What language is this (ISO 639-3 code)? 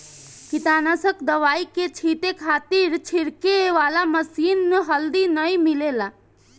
bho